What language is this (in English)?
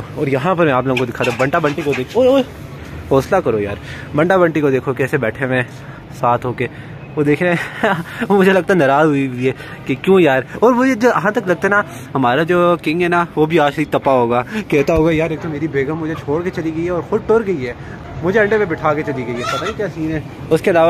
Hindi